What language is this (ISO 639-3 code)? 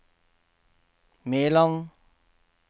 nor